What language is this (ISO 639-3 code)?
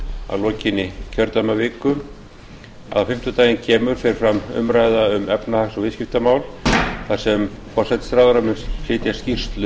isl